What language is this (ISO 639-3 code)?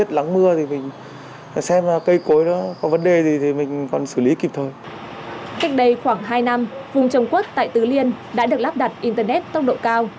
vie